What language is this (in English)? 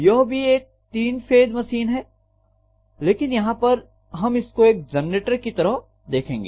Hindi